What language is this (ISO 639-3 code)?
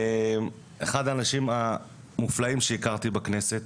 heb